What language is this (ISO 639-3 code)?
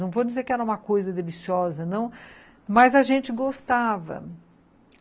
por